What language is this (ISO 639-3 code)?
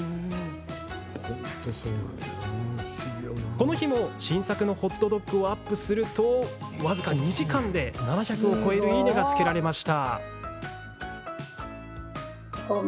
jpn